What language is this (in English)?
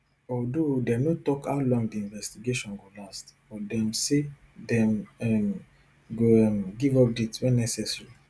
Nigerian Pidgin